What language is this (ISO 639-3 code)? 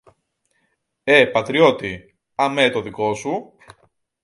ell